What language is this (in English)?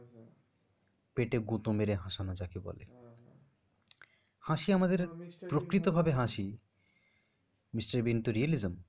Bangla